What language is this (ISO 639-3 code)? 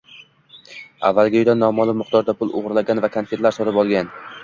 uzb